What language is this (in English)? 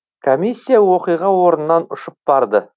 Kazakh